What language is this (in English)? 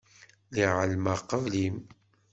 Kabyle